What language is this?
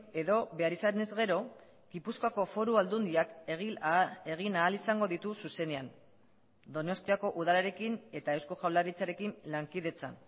Basque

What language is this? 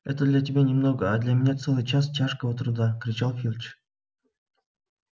Russian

